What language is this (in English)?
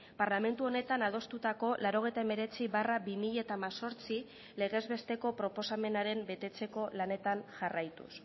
Basque